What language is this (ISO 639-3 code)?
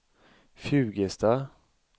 swe